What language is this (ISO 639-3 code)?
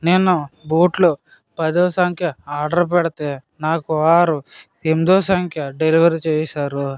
tel